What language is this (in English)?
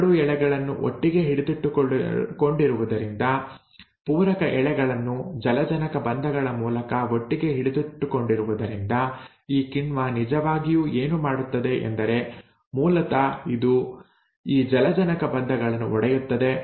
Kannada